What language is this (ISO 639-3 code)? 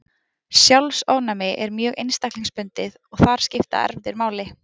isl